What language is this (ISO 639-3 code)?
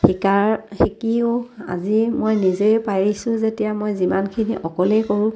asm